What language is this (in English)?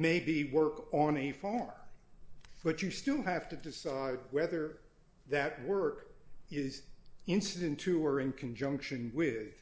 English